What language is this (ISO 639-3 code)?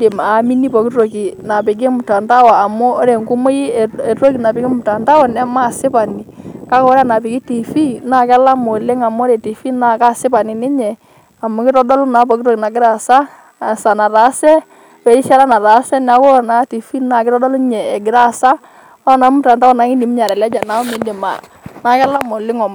mas